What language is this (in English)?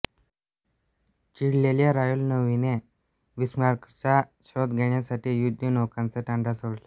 Marathi